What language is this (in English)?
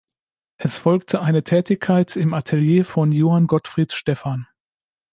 German